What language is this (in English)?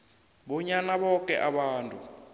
South Ndebele